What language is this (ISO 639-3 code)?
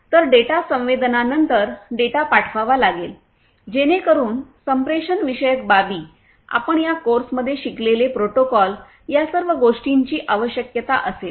mar